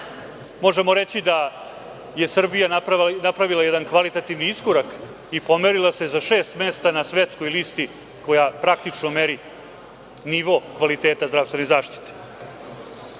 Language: Serbian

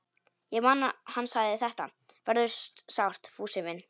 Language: Icelandic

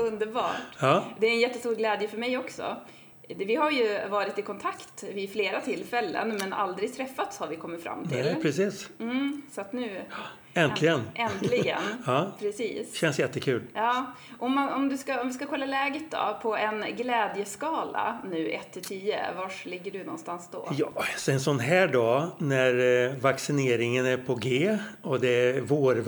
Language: Swedish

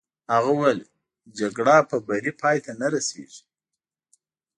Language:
Pashto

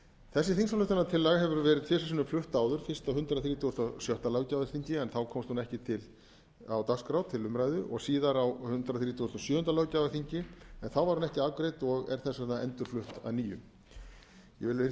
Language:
Icelandic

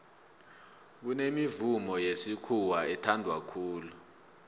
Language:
South Ndebele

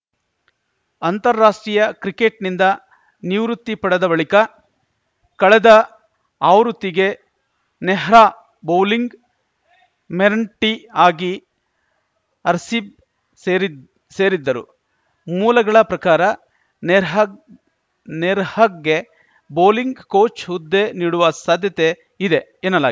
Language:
Kannada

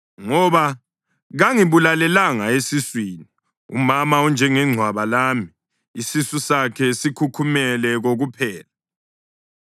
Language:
North Ndebele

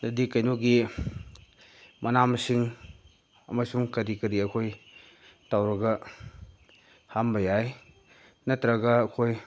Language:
Manipuri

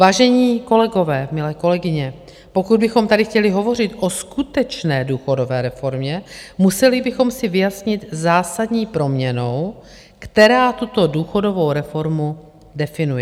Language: Czech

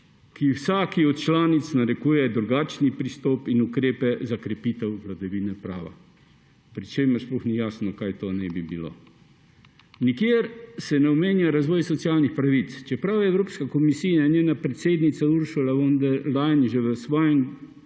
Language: Slovenian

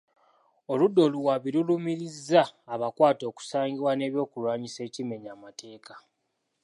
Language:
Ganda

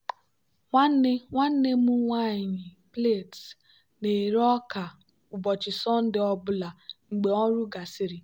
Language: Igbo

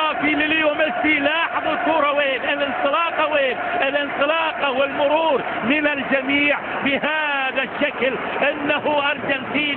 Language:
Arabic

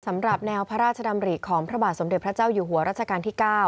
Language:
Thai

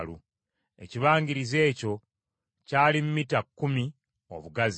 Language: Ganda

